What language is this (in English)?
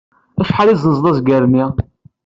Kabyle